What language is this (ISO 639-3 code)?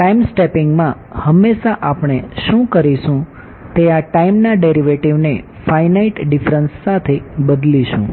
guj